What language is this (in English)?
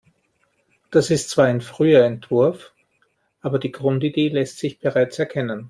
German